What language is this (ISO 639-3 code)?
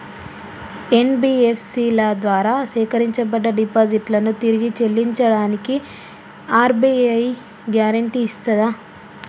tel